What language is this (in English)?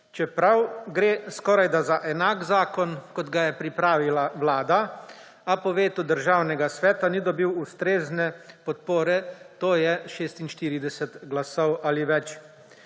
Slovenian